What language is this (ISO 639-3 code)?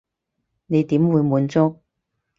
yue